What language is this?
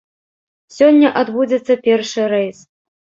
Belarusian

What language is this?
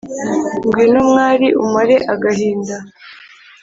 Kinyarwanda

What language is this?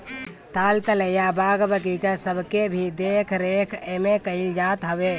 Bhojpuri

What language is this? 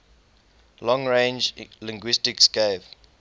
English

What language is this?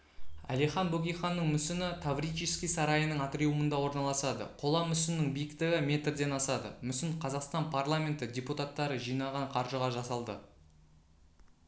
Kazakh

